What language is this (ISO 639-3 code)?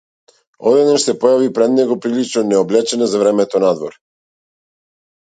mkd